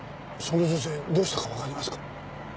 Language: Japanese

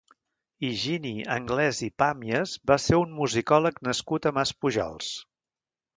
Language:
Catalan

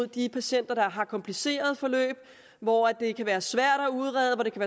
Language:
Danish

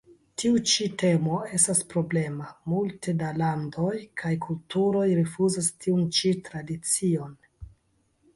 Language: Esperanto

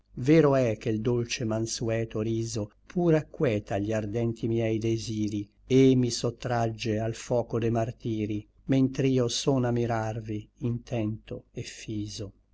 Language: Italian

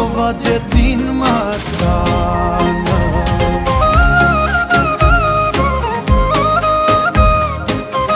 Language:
Romanian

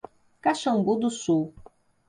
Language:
Portuguese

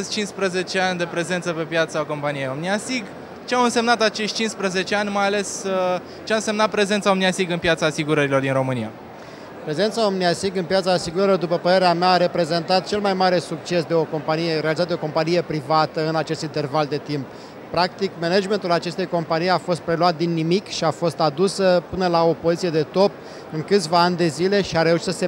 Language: Romanian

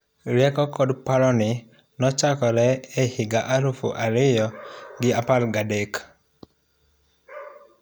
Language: Luo (Kenya and Tanzania)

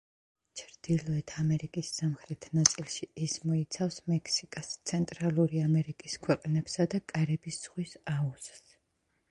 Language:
Georgian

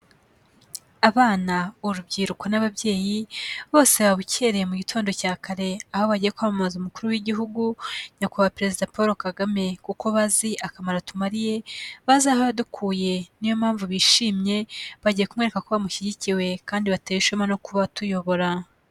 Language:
Kinyarwanda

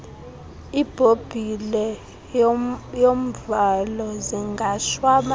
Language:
Xhosa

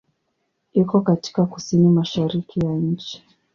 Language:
Swahili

